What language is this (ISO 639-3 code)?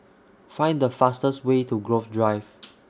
eng